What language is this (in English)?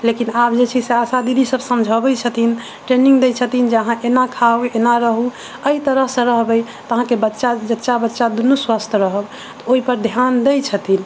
Maithili